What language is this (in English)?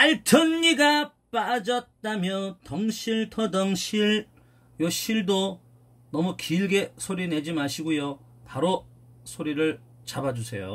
Korean